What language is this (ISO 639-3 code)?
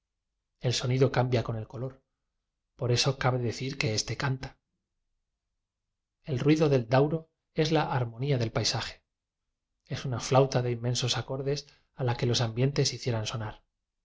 spa